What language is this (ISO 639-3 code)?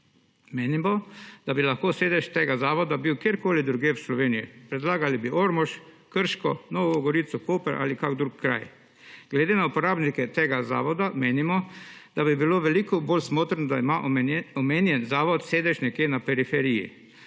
slv